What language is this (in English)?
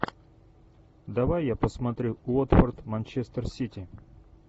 Russian